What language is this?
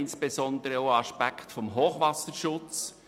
Swiss German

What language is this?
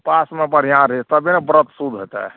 Maithili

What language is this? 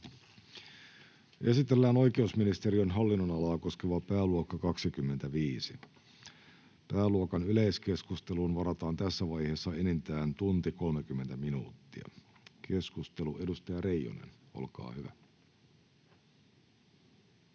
Finnish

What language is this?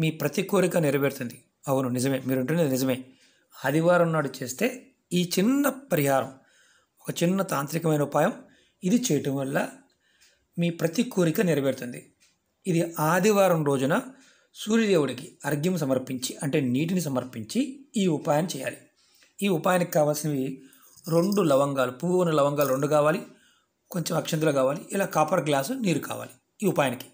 Telugu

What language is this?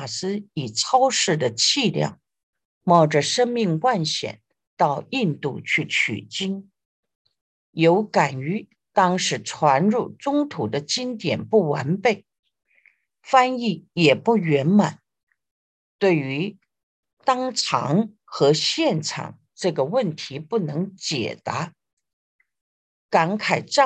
Chinese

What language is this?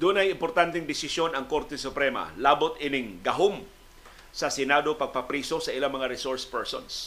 Filipino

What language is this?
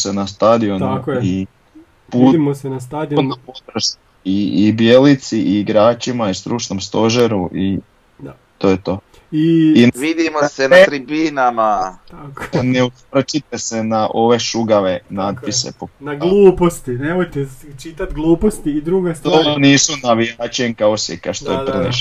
Croatian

